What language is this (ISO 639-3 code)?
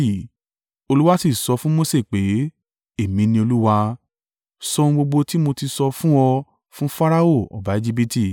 yor